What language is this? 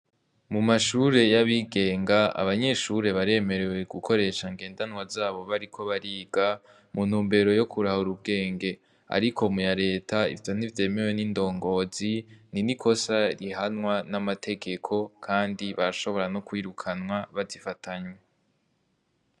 Rundi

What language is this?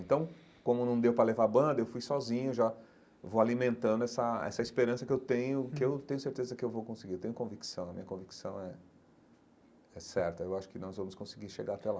Portuguese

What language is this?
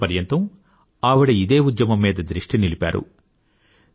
Telugu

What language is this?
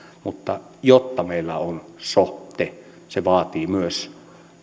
Finnish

